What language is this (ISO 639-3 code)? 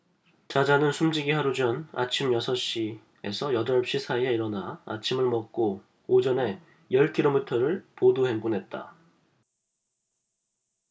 kor